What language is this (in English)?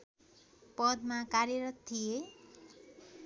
Nepali